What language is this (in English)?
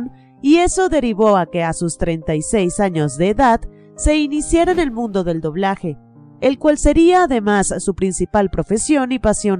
Spanish